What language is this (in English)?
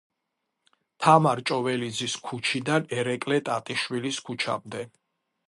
Georgian